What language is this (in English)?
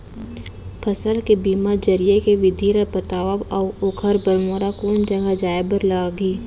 Chhattisgarhi